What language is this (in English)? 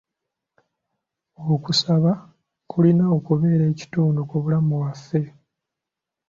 Ganda